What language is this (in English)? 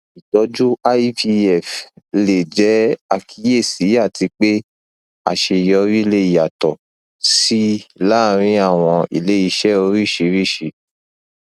Yoruba